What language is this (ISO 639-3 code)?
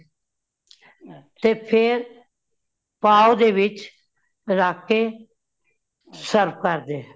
pan